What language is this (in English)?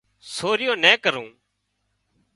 Wadiyara Koli